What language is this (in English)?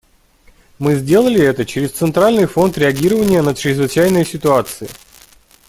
Russian